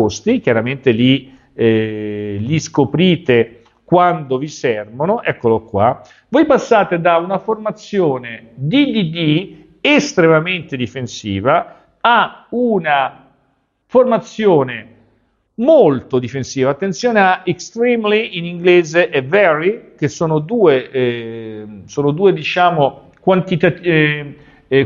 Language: Italian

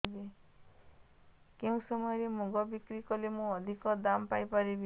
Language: Odia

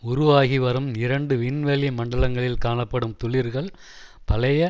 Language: Tamil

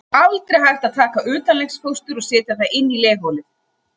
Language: Icelandic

